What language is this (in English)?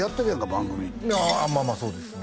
Japanese